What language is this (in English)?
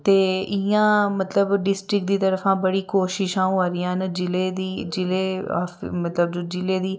Dogri